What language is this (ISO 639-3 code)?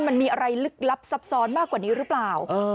tha